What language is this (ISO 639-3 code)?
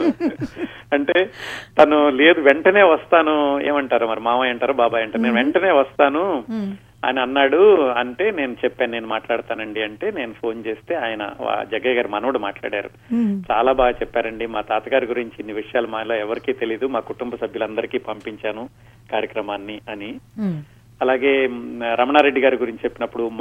tel